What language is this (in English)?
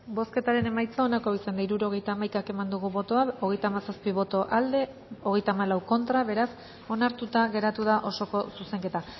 Basque